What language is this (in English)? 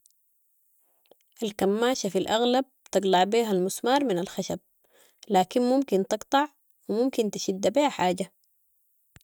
Sudanese Arabic